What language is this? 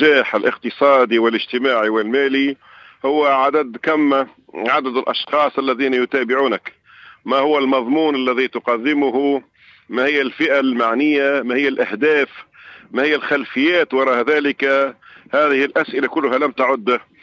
Arabic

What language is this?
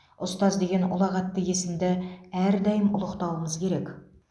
Kazakh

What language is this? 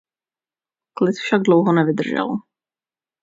Czech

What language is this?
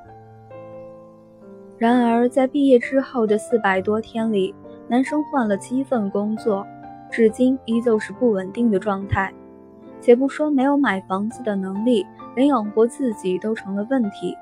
Chinese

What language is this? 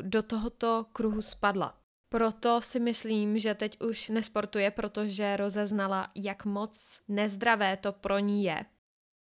Czech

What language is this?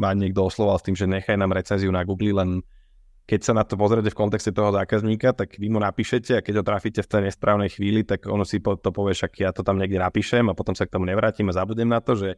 Slovak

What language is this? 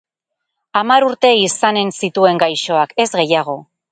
Basque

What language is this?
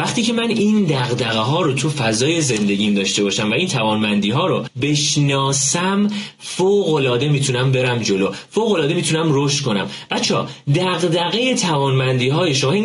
Persian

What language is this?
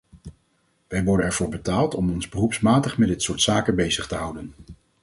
Dutch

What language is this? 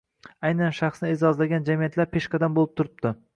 Uzbek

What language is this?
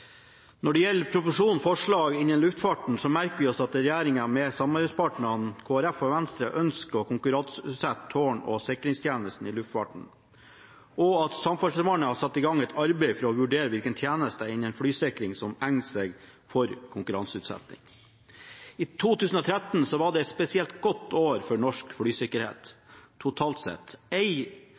Norwegian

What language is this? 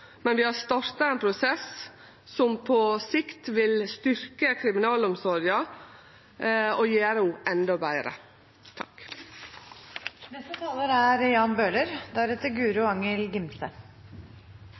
Norwegian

